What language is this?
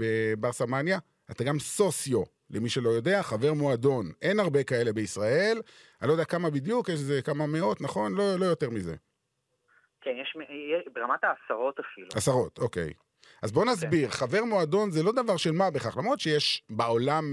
Hebrew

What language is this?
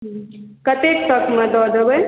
Maithili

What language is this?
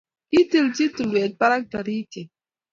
Kalenjin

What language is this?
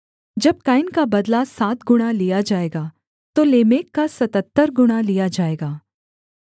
Hindi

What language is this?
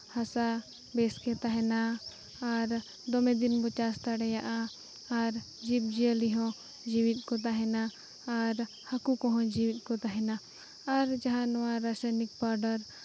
Santali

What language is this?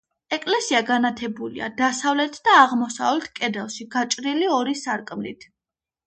Georgian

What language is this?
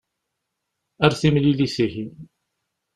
Kabyle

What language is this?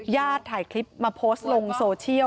Thai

